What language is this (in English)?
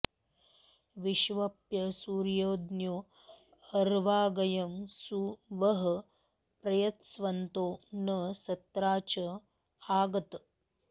Sanskrit